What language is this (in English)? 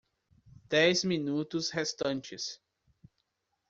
Portuguese